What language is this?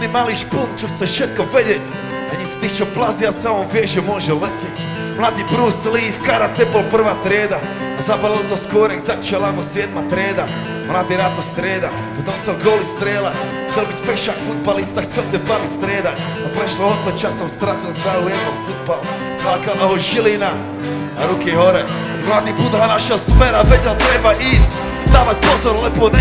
Slovak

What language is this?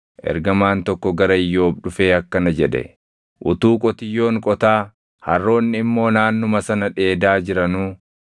Oromo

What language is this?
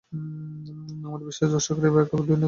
Bangla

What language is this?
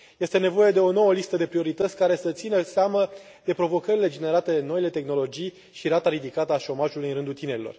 Romanian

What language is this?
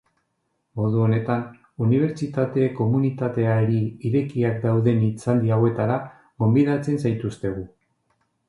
Basque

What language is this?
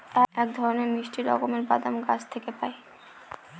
Bangla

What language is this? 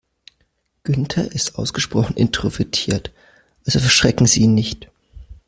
German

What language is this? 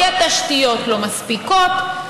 Hebrew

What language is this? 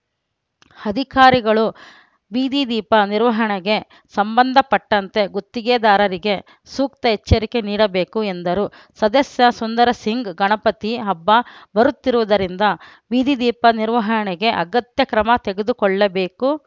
Kannada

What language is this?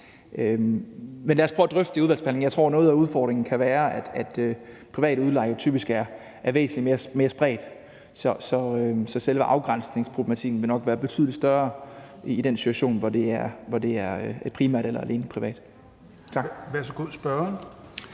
Danish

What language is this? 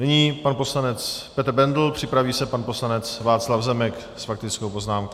Czech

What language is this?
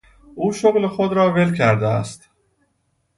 Persian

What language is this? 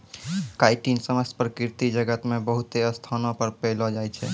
Maithili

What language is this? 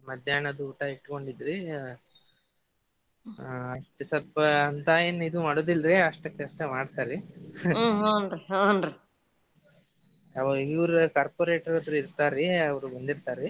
Kannada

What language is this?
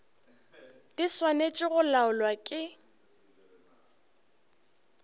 Northern Sotho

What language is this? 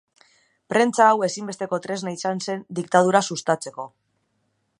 Basque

